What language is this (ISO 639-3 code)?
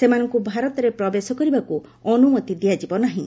ori